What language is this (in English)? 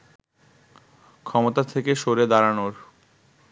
Bangla